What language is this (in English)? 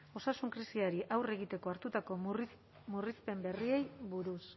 Basque